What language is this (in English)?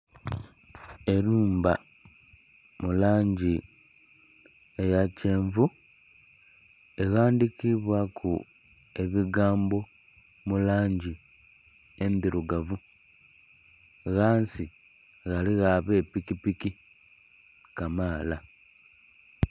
Soga